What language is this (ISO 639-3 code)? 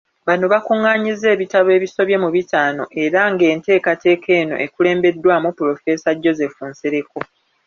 lug